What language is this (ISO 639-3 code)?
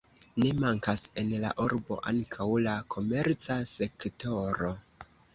epo